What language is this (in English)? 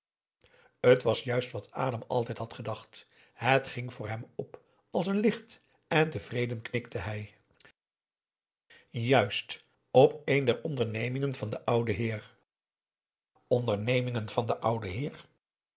Dutch